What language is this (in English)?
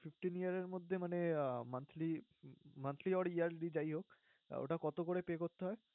Bangla